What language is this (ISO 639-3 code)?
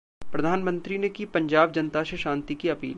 hin